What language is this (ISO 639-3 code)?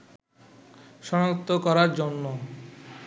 ben